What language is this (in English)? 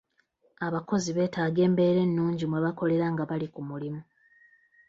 Ganda